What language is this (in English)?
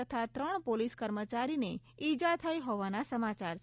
Gujarati